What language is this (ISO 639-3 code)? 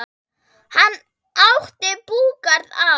isl